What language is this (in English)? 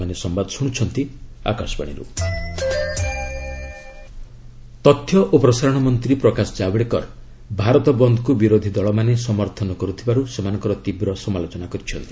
Odia